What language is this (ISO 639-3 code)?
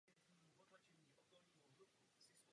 ces